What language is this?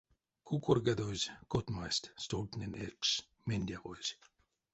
Erzya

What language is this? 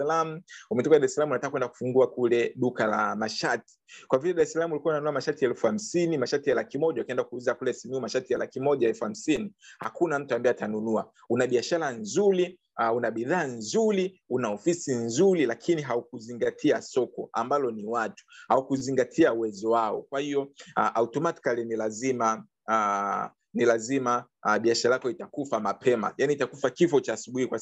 Swahili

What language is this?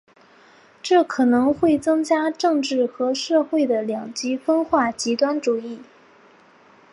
Chinese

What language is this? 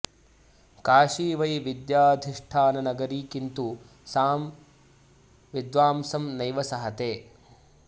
Sanskrit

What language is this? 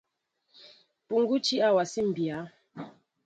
Mbo (Cameroon)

